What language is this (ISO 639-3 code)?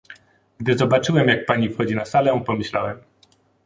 pol